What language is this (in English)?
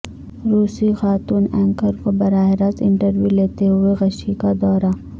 Urdu